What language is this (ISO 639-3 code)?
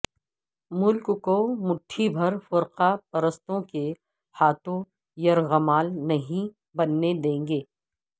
urd